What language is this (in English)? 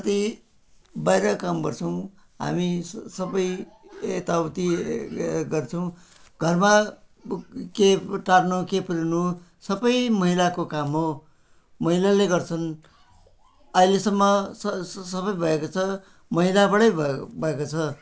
Nepali